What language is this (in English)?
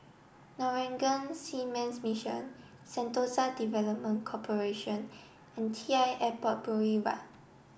English